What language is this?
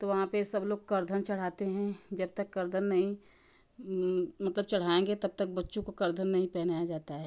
Hindi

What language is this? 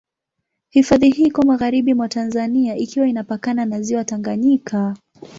Swahili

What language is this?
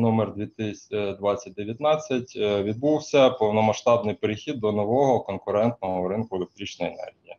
Ukrainian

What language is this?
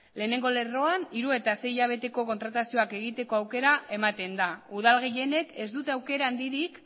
Basque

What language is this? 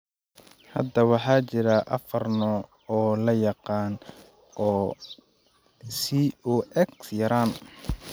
Somali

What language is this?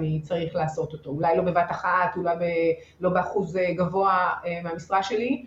Hebrew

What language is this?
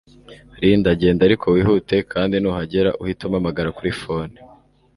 Kinyarwanda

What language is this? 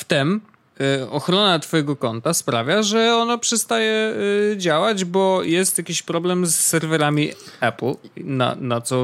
Polish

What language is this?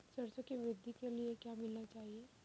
Hindi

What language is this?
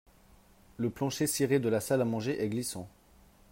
French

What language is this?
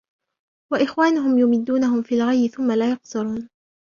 Arabic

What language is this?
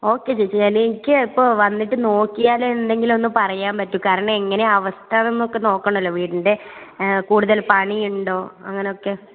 Malayalam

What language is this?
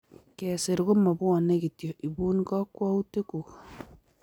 Kalenjin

